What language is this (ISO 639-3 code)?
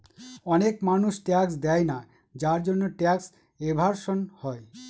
ben